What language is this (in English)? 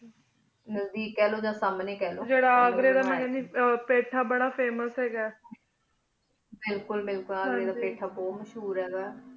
Punjabi